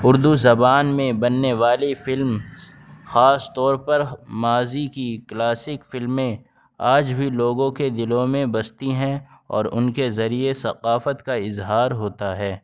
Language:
Urdu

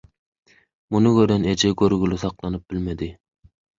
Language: Turkmen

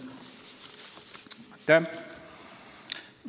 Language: Estonian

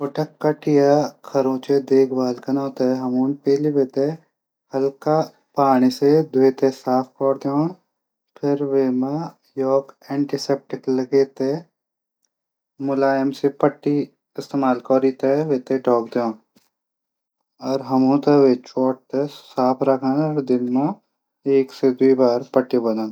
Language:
Garhwali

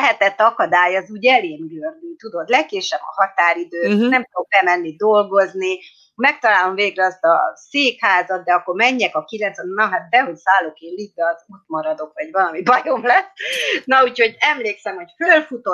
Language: Hungarian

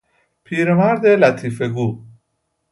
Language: Persian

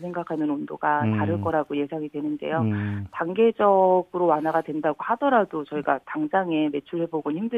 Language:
Korean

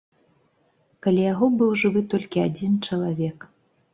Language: Belarusian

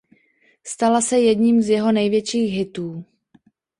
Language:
Czech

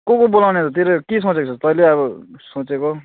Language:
Nepali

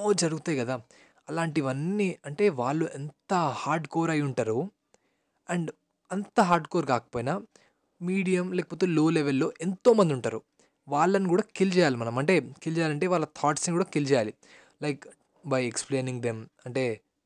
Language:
Telugu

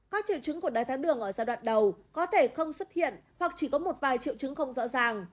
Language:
Vietnamese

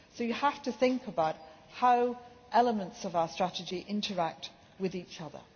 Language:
English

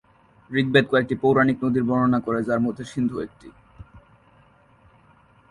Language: Bangla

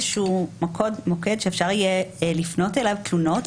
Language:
Hebrew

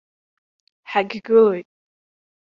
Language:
Abkhazian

